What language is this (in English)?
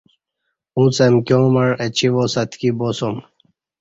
Kati